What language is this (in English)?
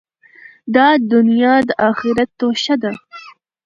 Pashto